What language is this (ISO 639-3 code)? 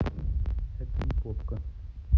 rus